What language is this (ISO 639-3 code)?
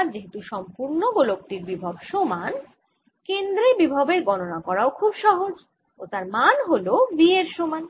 ben